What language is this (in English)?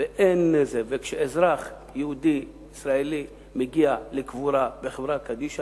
Hebrew